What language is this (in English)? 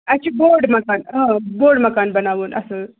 Kashmiri